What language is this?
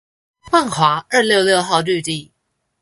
Chinese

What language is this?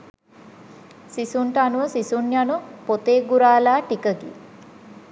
Sinhala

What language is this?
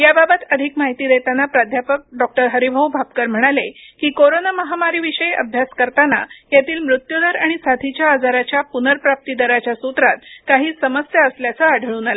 Marathi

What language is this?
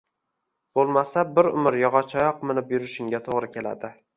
Uzbek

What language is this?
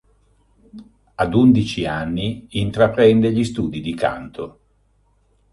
Italian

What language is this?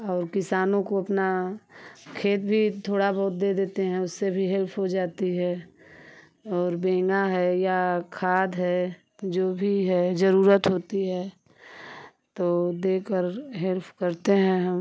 Hindi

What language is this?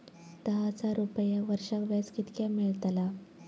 Marathi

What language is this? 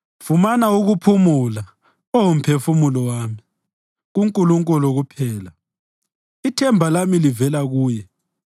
North Ndebele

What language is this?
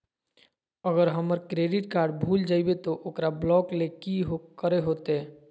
Magahi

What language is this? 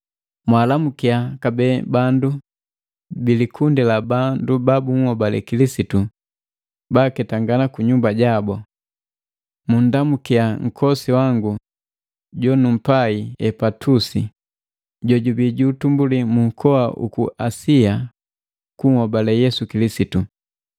Matengo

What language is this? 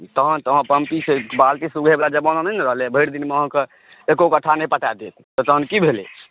Maithili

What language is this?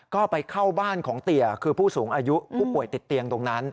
Thai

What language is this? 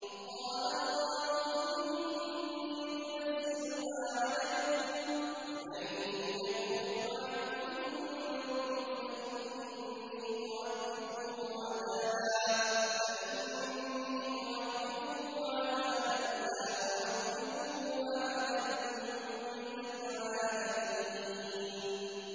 Arabic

